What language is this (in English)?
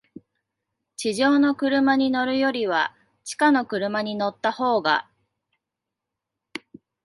Japanese